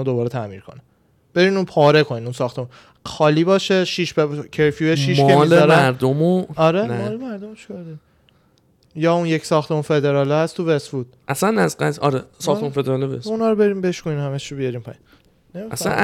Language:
Persian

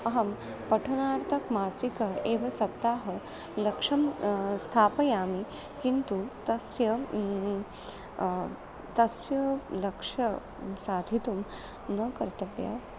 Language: Sanskrit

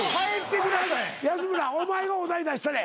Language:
Japanese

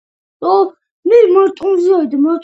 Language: Georgian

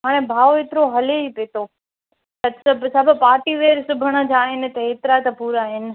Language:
Sindhi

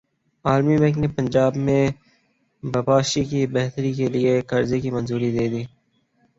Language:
Urdu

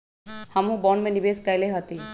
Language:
Magahi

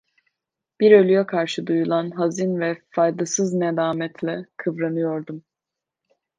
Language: Turkish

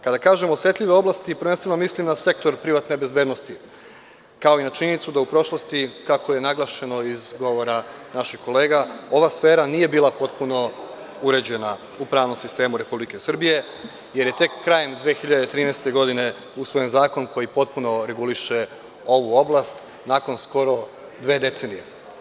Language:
Serbian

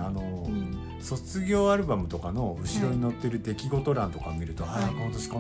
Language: Japanese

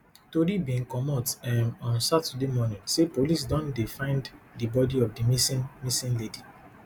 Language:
Nigerian Pidgin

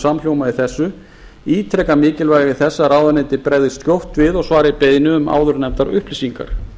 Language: Icelandic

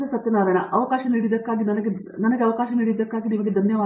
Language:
Kannada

